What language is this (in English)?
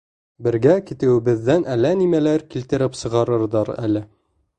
Bashkir